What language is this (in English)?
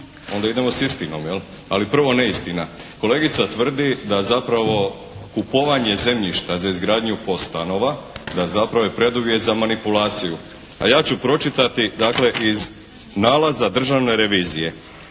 Croatian